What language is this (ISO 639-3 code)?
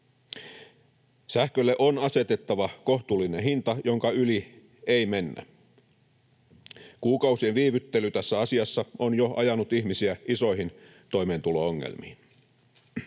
fin